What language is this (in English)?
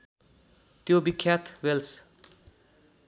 Nepali